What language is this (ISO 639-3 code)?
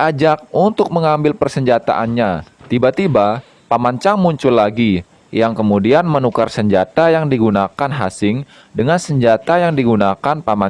ind